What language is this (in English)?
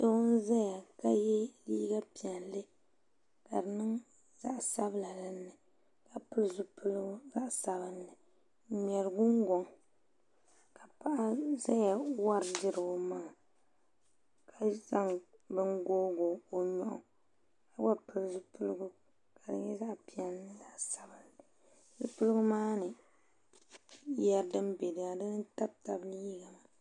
Dagbani